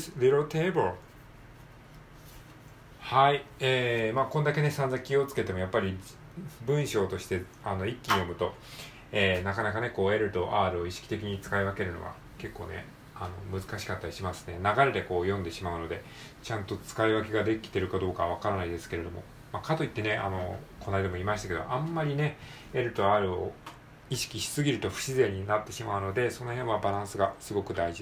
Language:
Japanese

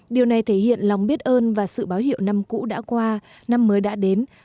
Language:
Vietnamese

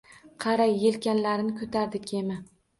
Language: Uzbek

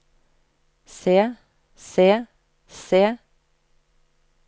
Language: Norwegian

